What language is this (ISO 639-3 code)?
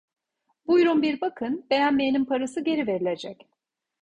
tur